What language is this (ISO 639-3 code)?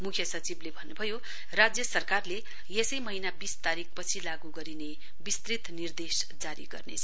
nep